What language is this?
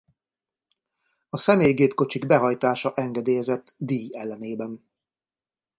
Hungarian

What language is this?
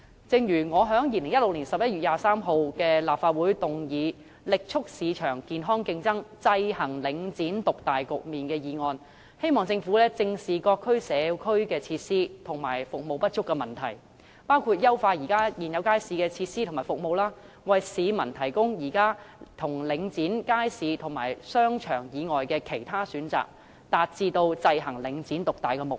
Cantonese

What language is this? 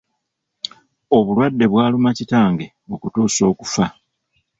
Ganda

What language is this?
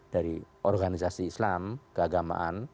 Indonesian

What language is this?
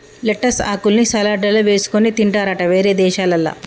Telugu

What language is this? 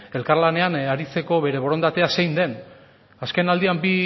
Basque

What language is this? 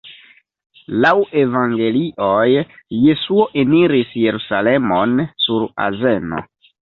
Esperanto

